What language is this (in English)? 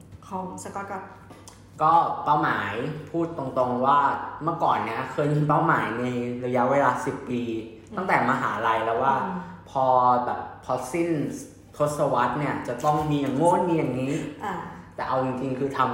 Thai